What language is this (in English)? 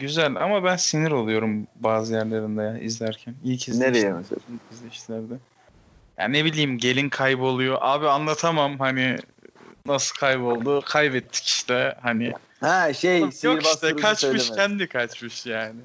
Turkish